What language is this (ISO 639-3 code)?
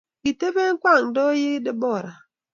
kln